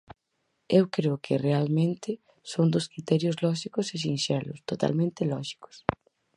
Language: Galician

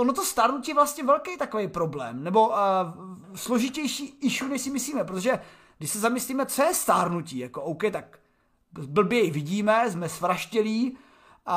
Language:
Czech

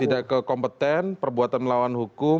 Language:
Indonesian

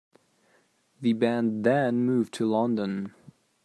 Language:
English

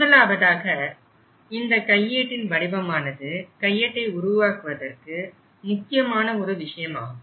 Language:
Tamil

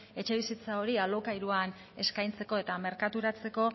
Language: Basque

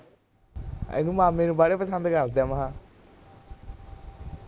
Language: Punjabi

